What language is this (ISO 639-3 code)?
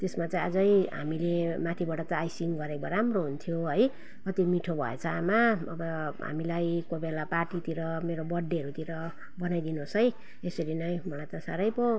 nep